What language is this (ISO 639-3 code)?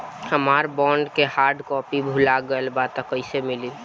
bho